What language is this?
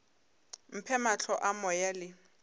Northern Sotho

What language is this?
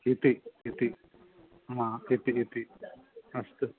Sanskrit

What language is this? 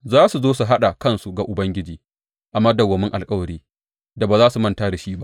Hausa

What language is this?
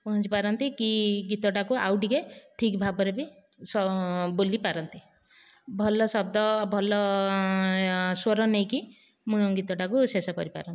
Odia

